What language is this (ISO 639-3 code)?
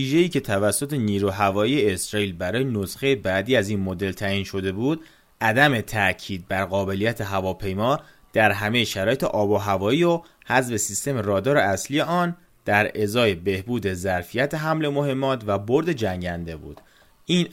fas